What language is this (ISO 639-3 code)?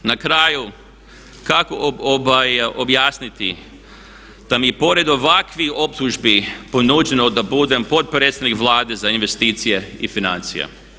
hrv